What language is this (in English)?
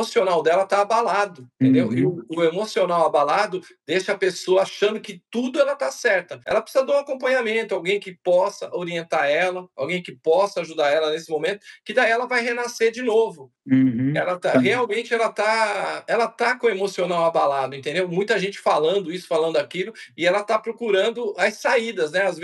Portuguese